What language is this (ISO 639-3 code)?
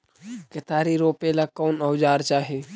mag